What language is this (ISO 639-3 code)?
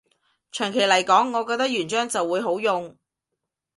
yue